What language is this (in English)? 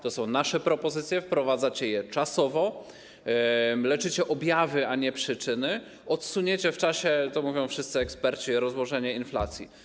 Polish